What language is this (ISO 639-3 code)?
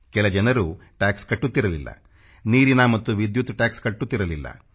kan